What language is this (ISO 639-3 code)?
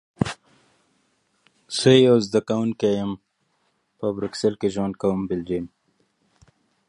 pus